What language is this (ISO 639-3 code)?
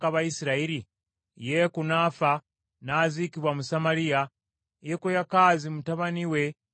lug